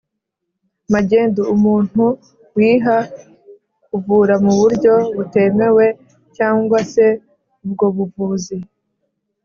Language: Kinyarwanda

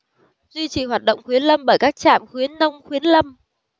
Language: Vietnamese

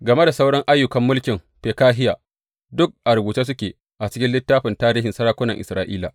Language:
Hausa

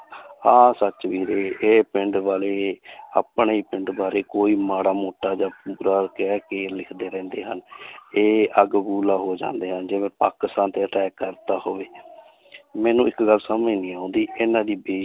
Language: Punjabi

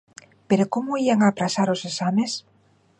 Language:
Galician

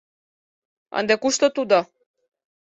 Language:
Mari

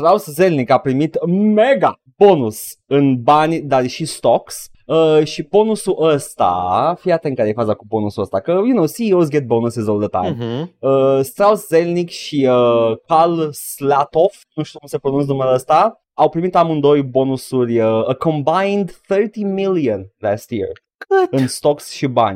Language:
Romanian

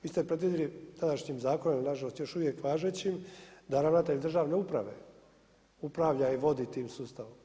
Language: Croatian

